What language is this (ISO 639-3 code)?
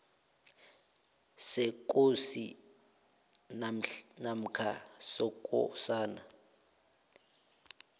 nbl